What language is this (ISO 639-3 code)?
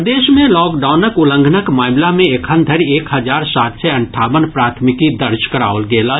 mai